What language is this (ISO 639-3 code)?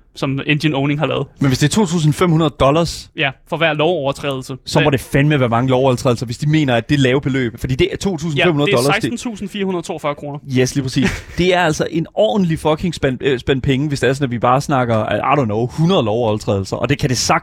dan